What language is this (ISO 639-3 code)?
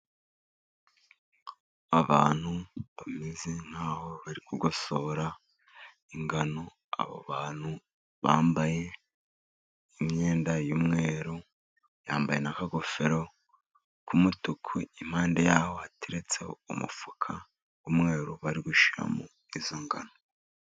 kin